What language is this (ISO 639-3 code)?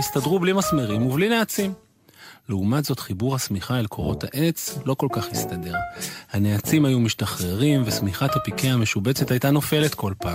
heb